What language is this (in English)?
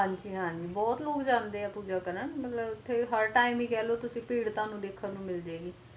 Punjabi